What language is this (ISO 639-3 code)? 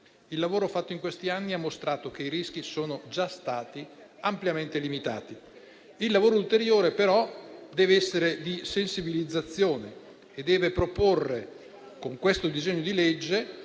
ita